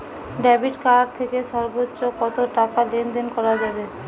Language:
Bangla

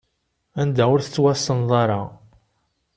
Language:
Kabyle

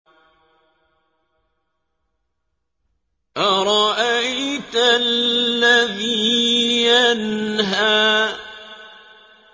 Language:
Arabic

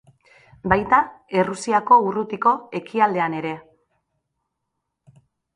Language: Basque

